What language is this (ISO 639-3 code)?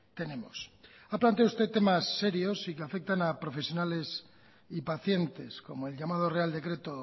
spa